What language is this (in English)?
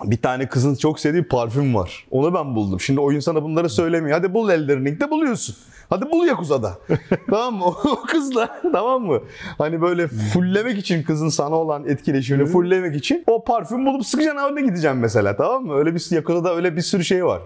Turkish